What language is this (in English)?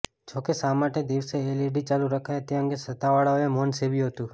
Gujarati